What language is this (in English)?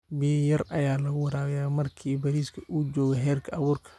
Somali